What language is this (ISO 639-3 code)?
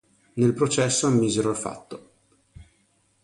ita